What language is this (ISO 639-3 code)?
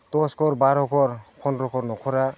brx